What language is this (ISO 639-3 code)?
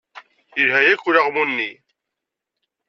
kab